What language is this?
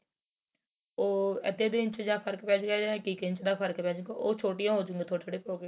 Punjabi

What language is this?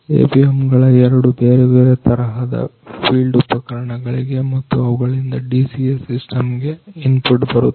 Kannada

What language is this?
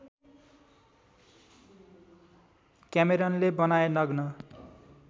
Nepali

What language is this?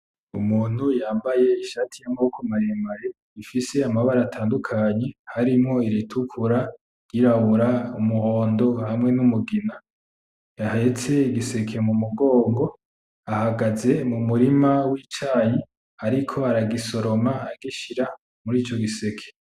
Rundi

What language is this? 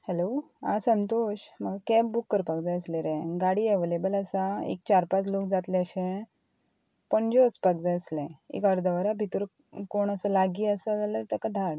Konkani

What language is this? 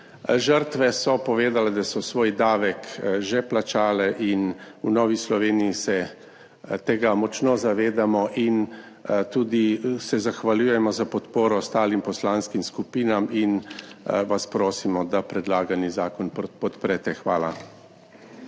Slovenian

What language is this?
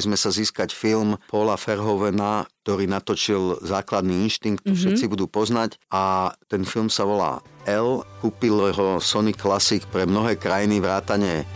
Slovak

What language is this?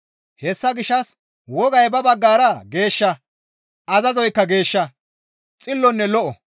Gamo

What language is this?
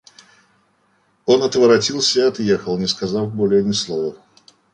Russian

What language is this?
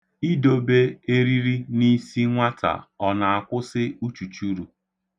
Igbo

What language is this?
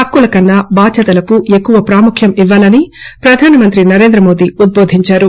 Telugu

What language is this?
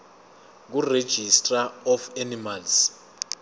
Zulu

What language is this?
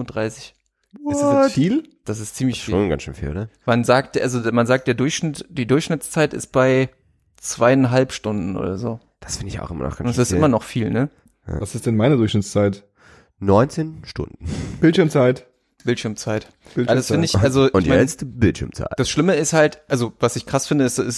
German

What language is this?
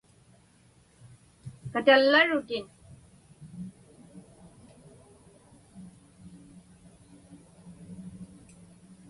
Inupiaq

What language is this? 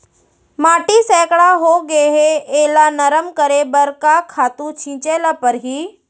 Chhattisgarhi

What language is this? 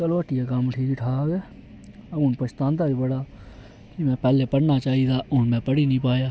Dogri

